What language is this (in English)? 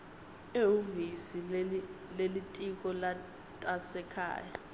Swati